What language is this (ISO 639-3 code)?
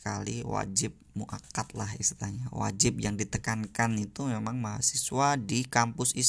ind